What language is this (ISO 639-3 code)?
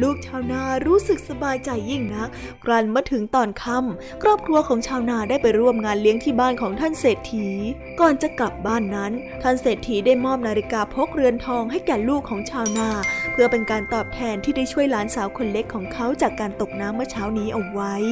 tha